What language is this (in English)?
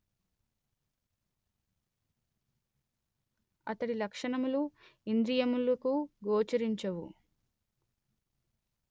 Telugu